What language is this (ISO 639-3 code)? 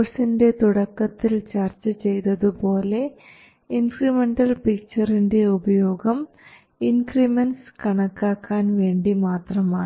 mal